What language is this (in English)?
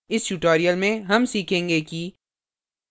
Hindi